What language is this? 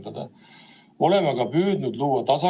Estonian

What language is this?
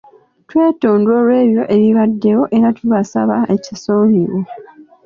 Ganda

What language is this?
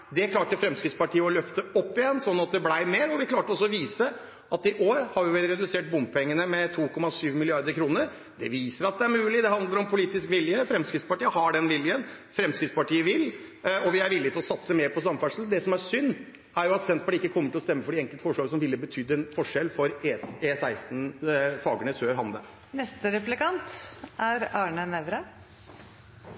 Norwegian Bokmål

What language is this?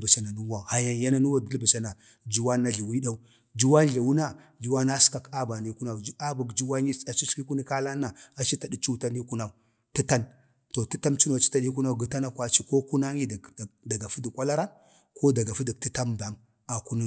Bade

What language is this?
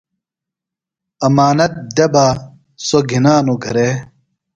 Phalura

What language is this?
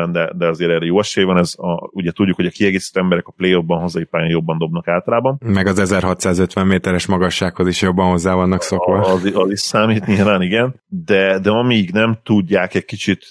Hungarian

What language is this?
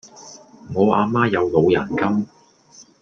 Cantonese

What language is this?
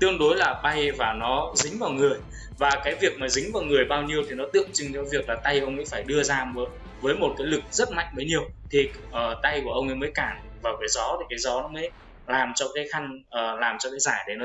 Vietnamese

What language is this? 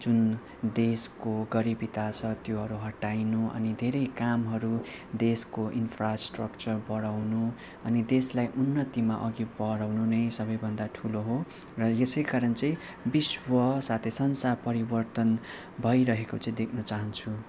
Nepali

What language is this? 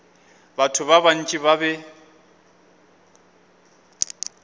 Northern Sotho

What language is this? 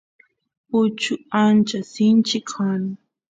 Santiago del Estero Quichua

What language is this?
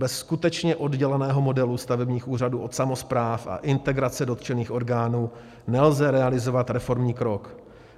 Czech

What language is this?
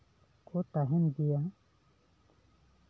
Santali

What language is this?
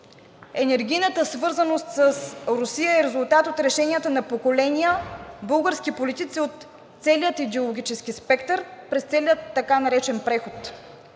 Bulgarian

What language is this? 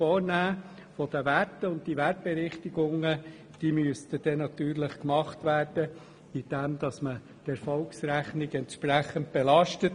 Swiss German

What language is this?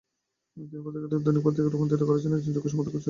Bangla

